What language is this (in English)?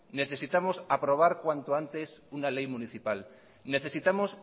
Spanish